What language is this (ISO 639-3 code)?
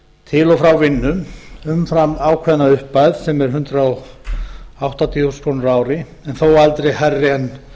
isl